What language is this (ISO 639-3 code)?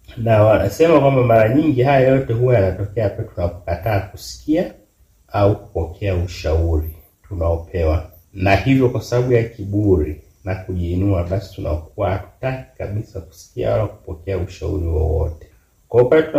swa